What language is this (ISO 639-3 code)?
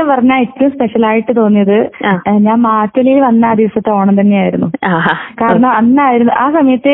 mal